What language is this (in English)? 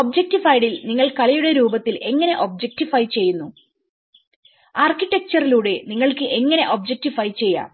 Malayalam